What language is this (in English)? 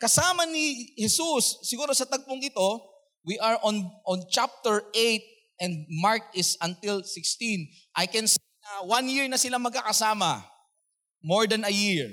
Filipino